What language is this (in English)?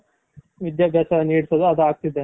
Kannada